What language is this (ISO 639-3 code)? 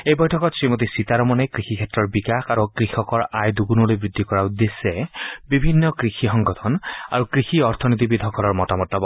asm